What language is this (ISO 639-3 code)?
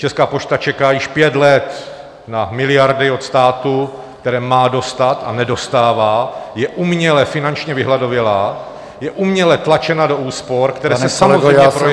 ces